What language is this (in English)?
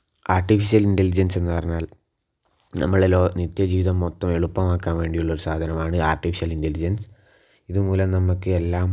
Malayalam